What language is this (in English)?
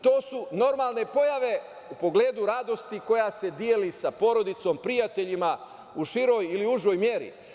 Serbian